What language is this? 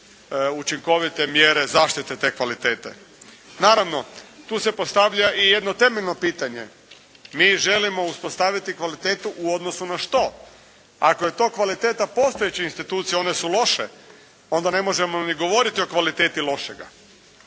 Croatian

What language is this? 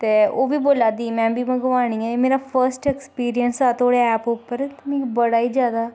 Dogri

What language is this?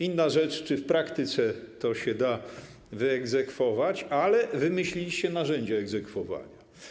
Polish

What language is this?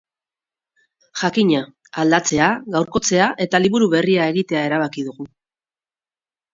Basque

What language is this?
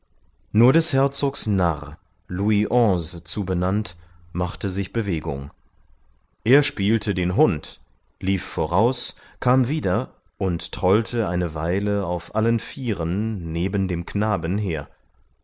German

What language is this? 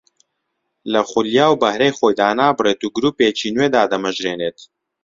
Central Kurdish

